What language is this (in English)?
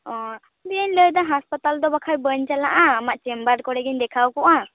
Santali